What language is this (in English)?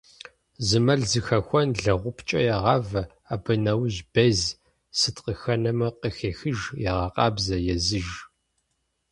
Kabardian